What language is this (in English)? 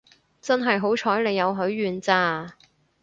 Cantonese